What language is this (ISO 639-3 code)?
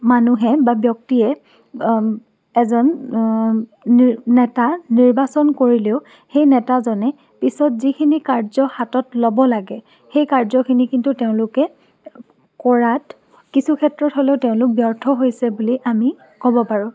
asm